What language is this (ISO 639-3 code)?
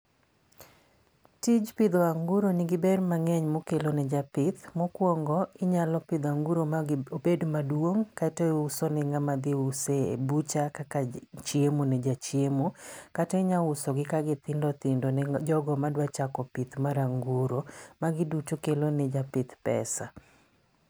luo